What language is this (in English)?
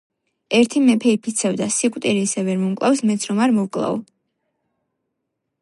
Georgian